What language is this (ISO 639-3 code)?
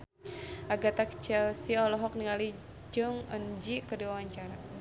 sun